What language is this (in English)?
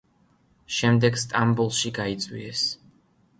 Georgian